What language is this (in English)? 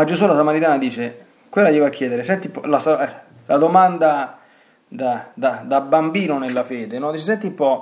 Italian